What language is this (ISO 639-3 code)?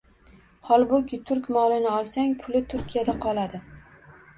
uzb